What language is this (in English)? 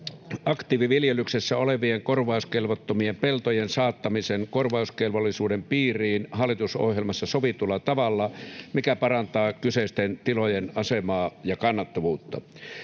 Finnish